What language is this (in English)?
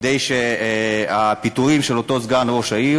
Hebrew